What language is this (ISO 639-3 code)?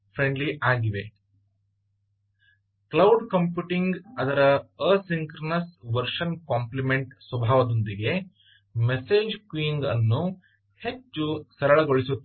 kan